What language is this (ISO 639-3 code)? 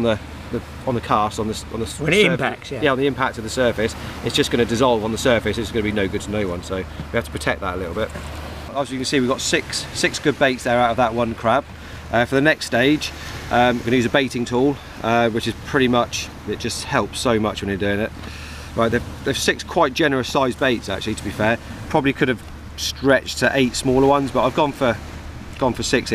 eng